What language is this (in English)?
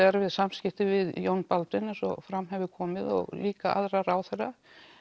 Icelandic